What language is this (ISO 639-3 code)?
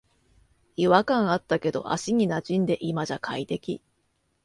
jpn